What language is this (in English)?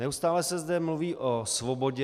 Czech